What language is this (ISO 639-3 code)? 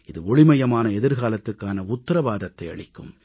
tam